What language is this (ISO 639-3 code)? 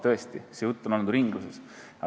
est